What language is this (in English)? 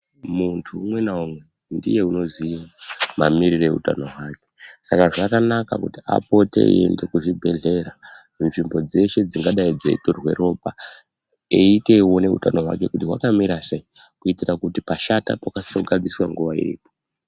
Ndau